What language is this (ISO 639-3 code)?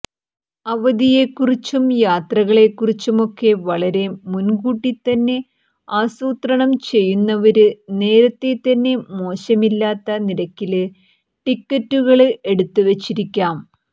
mal